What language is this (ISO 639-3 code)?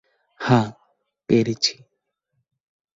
ben